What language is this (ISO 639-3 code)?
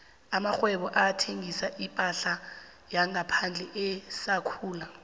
nbl